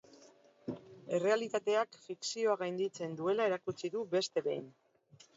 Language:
Basque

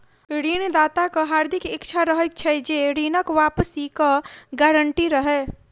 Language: Maithili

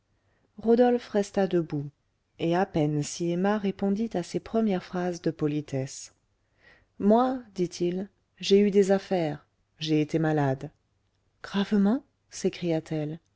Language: French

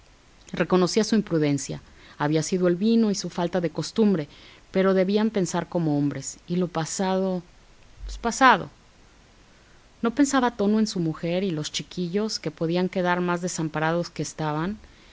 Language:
Spanish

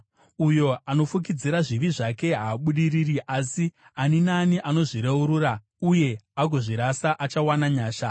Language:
Shona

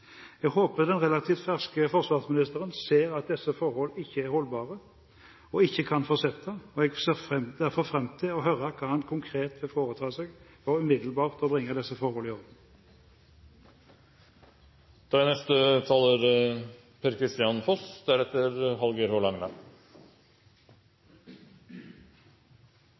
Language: Norwegian Bokmål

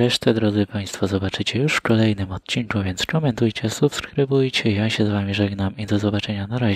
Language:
Polish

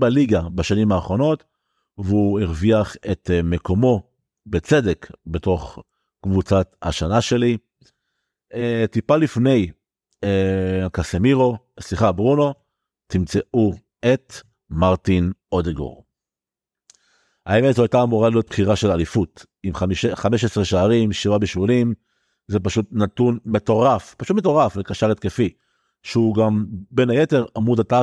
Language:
Hebrew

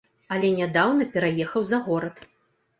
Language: Belarusian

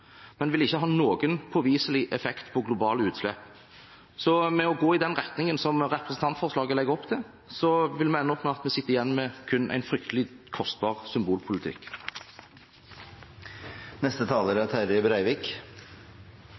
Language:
Norwegian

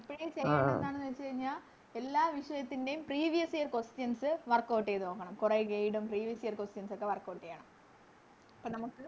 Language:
Malayalam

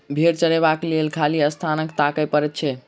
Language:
Maithili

